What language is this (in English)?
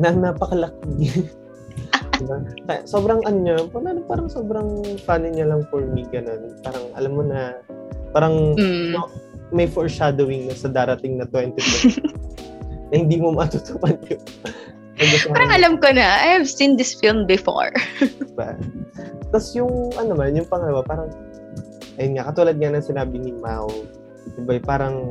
Filipino